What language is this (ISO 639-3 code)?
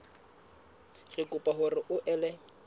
sot